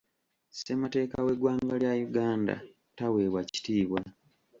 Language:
Ganda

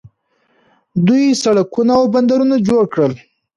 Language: Pashto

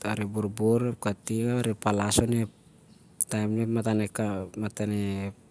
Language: Siar-Lak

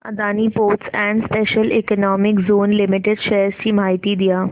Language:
Marathi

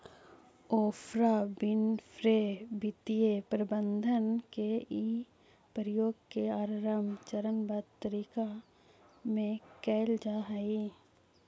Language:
Magahi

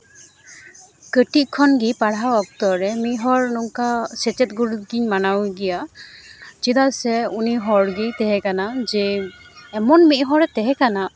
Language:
Santali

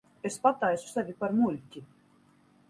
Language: Latvian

